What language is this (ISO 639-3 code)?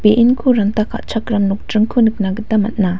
grt